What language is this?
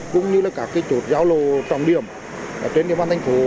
Vietnamese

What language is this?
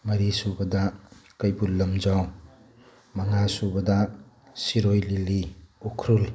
Manipuri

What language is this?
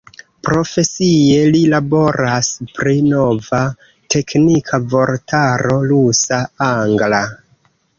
Esperanto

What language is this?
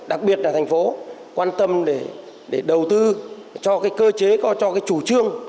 Vietnamese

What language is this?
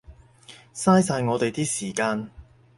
Cantonese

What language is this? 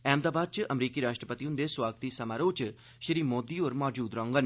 Dogri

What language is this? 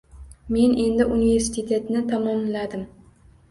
Uzbek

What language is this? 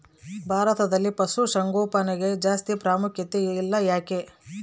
Kannada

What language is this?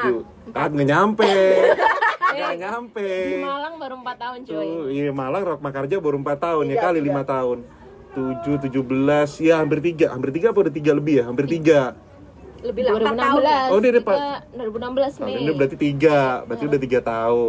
Indonesian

